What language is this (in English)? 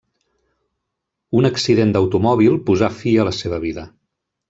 Catalan